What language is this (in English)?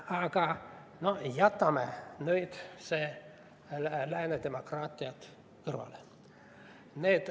Estonian